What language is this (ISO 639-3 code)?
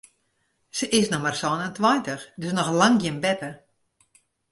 fry